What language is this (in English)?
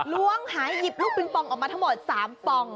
Thai